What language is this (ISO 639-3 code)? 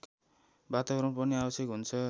nep